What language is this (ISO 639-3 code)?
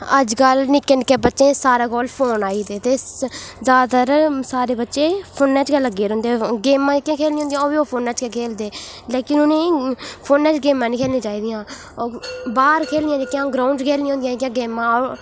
doi